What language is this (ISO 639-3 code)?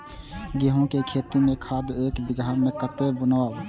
mai